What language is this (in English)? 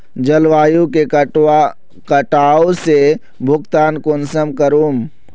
Magahi